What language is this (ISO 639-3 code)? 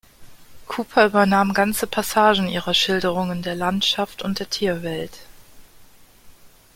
deu